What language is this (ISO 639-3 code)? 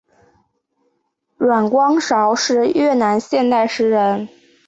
zho